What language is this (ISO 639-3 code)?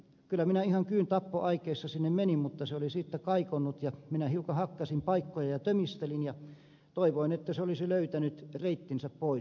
fin